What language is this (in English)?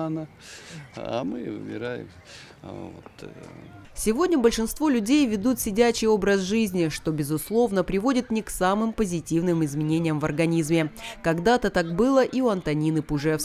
Russian